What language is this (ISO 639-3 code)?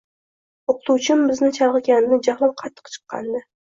uzb